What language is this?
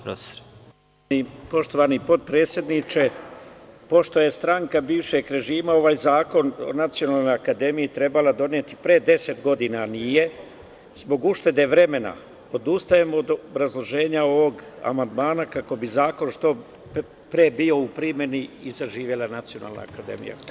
Serbian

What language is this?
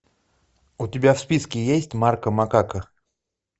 Russian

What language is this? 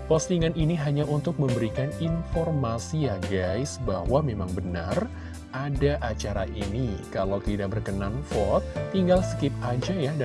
Indonesian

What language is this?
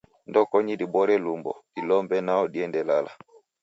Taita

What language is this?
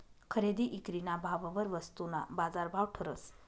Marathi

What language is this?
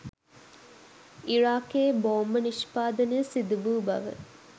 Sinhala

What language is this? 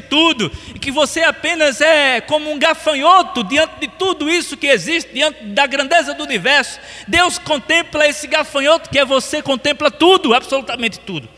Portuguese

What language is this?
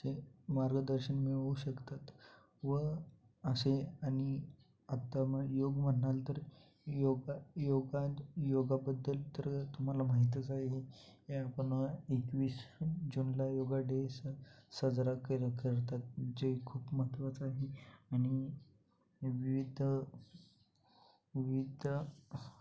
Marathi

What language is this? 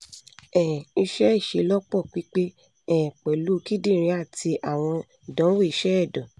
Yoruba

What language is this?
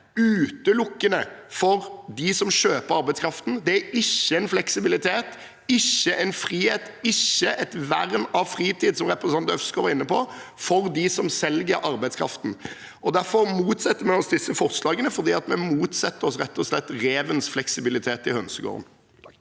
Norwegian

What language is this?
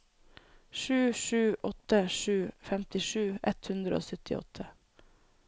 Norwegian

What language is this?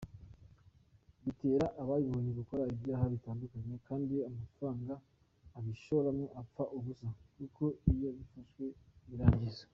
Kinyarwanda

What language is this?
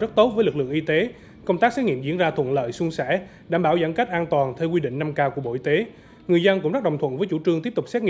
Vietnamese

